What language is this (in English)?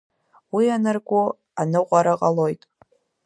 Abkhazian